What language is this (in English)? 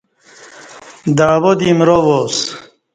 Kati